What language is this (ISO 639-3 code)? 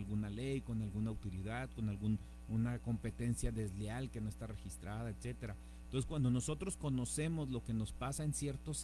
spa